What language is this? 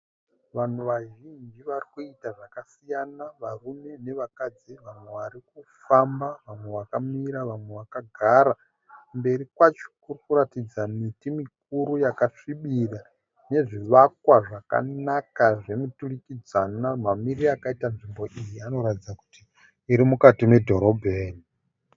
Shona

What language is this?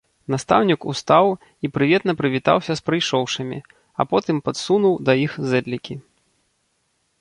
Belarusian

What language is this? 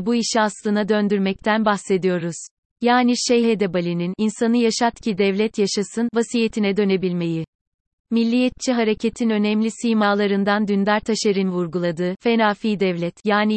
Turkish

